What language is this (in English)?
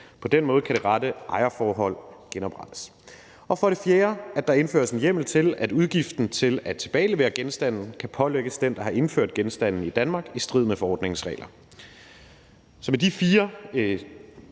Danish